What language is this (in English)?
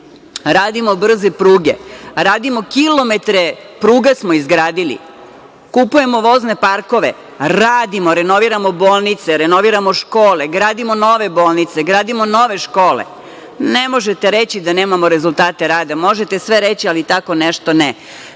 Serbian